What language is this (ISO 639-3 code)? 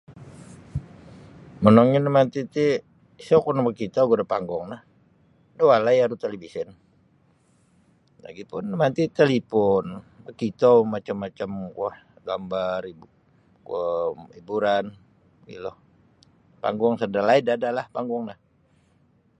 bsy